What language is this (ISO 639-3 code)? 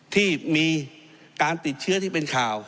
tha